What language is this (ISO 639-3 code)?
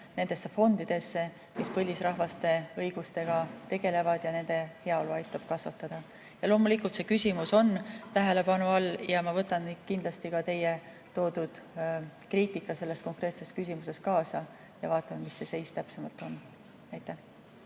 est